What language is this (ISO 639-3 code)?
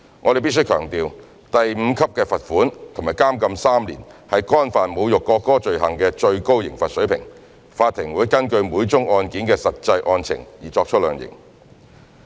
yue